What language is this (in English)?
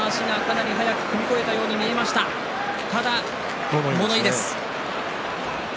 Japanese